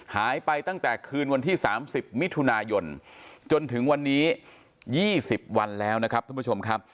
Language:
Thai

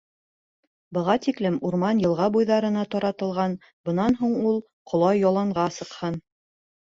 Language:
Bashkir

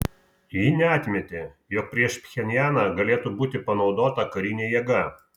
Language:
Lithuanian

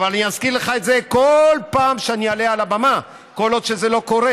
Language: Hebrew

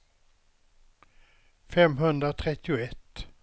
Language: Swedish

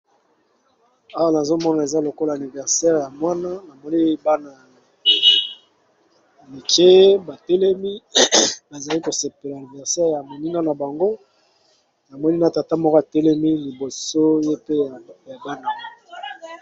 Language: Lingala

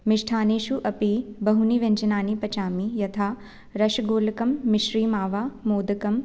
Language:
Sanskrit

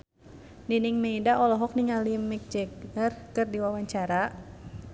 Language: Sundanese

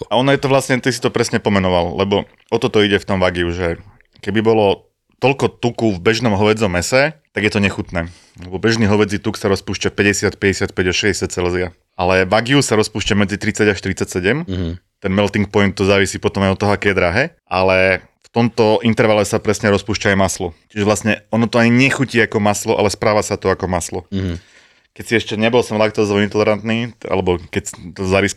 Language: Slovak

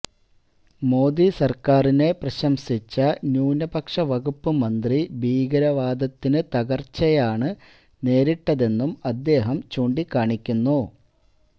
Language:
Malayalam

